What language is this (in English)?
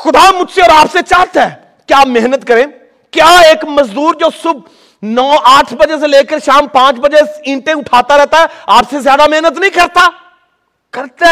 Urdu